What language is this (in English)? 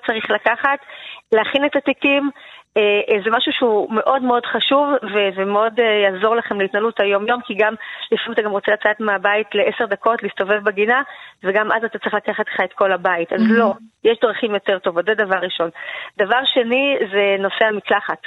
Hebrew